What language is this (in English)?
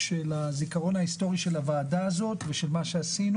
Hebrew